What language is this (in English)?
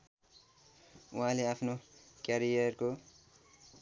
Nepali